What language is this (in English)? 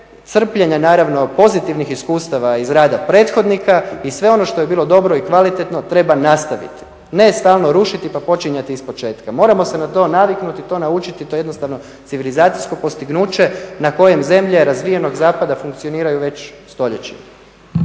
Croatian